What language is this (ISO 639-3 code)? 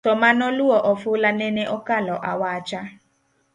luo